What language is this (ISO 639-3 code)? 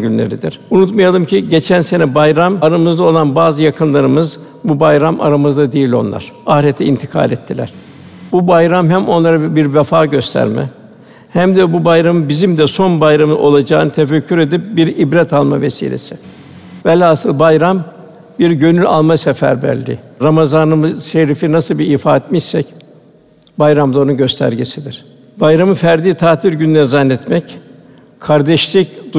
tur